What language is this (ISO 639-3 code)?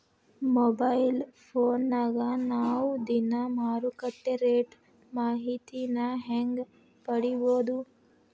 kan